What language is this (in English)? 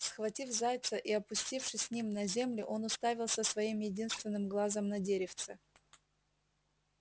Russian